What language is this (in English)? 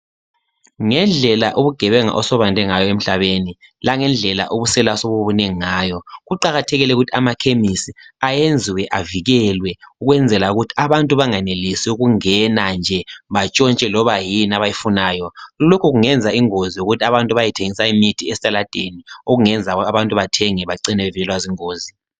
North Ndebele